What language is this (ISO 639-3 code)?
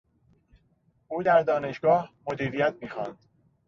fas